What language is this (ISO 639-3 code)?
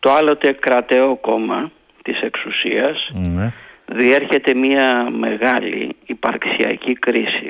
ell